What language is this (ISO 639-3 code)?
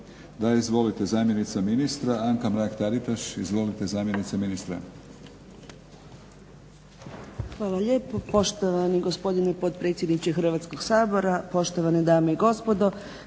hrv